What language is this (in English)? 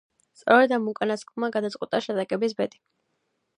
Georgian